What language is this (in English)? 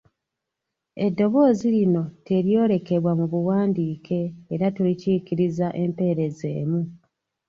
Ganda